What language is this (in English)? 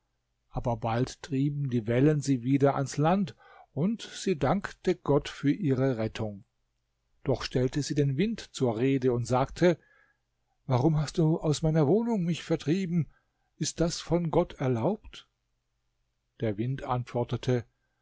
German